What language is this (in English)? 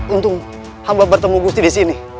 Indonesian